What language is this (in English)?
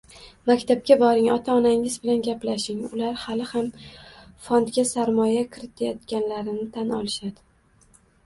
Uzbek